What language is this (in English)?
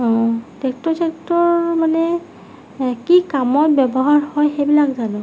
Assamese